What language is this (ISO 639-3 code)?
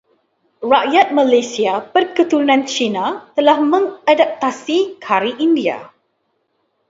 msa